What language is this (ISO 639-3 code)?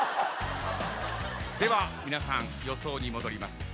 jpn